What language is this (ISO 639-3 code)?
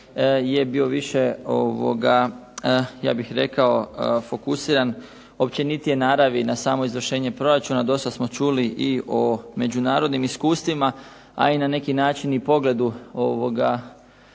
hrv